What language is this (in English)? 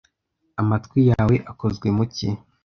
Kinyarwanda